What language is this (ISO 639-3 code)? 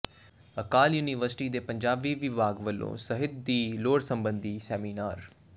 pan